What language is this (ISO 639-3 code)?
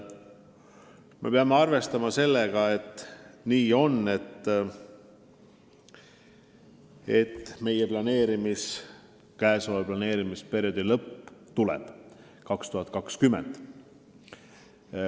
est